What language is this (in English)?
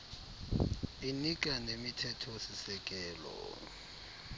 Xhosa